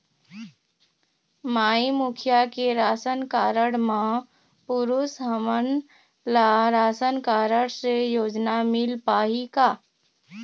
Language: Chhattisgarhi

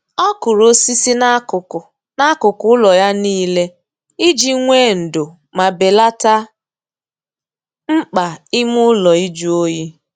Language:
Igbo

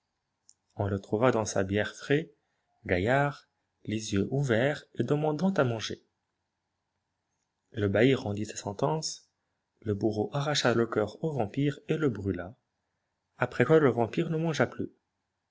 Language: French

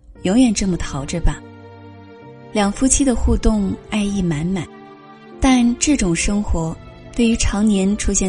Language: Chinese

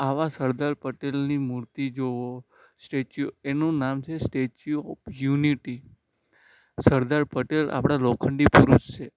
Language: Gujarati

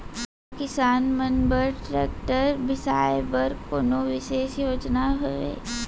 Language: Chhattisgarhi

